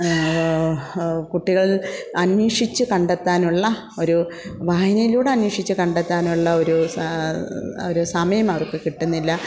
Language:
Malayalam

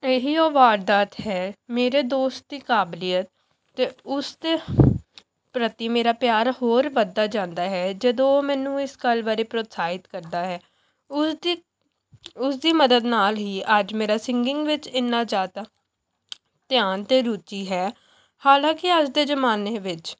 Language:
Punjabi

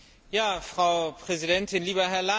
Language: German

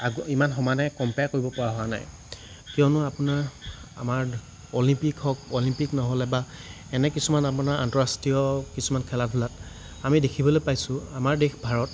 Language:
Assamese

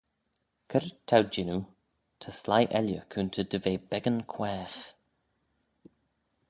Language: Manx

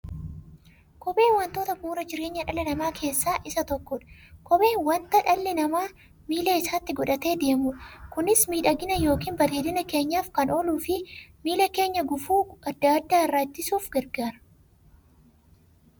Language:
Oromo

